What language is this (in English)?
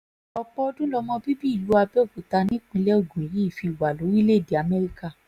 Yoruba